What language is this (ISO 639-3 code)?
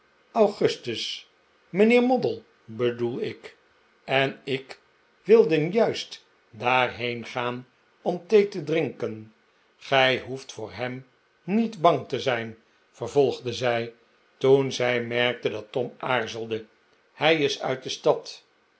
nld